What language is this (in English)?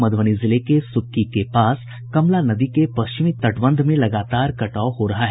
Hindi